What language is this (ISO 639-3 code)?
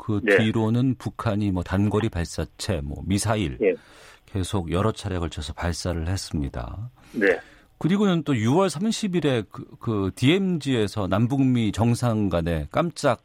kor